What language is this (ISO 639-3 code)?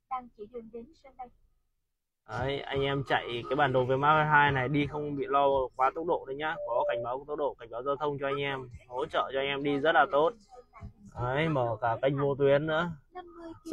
vie